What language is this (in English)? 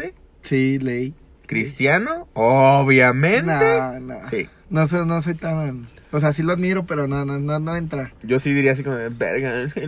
Spanish